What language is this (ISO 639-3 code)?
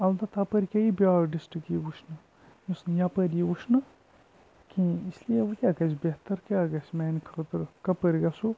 kas